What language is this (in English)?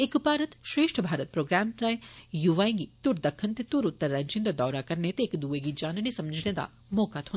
Dogri